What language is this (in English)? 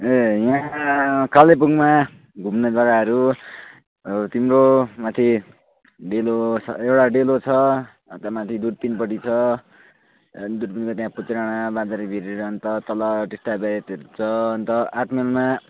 Nepali